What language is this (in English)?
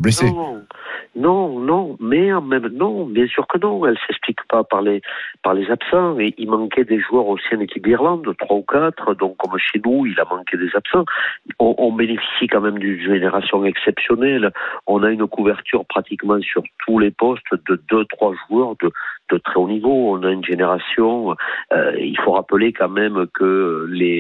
French